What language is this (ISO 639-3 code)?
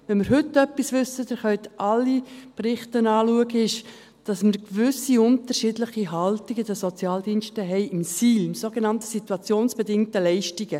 gsw